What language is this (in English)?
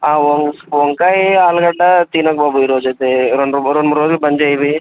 Telugu